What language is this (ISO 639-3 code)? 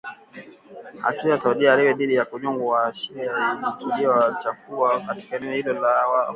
swa